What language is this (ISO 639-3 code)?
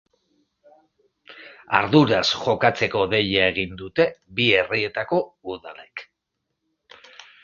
eus